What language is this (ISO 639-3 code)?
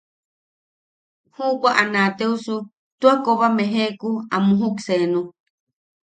yaq